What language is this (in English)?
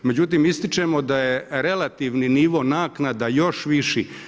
Croatian